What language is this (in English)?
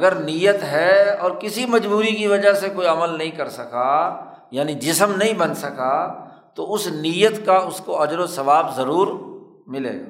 Urdu